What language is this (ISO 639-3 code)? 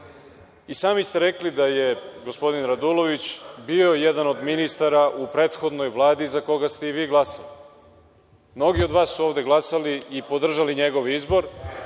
srp